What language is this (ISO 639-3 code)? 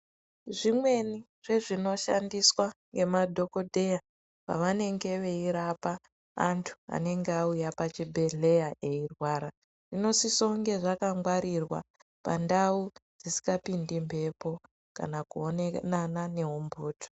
ndc